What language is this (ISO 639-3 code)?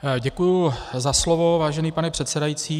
ces